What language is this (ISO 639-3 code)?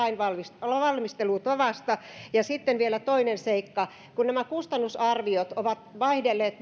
fin